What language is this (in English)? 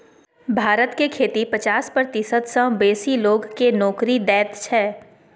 Maithili